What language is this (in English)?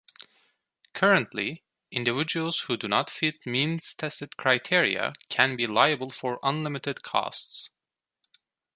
English